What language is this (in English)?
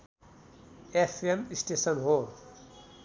Nepali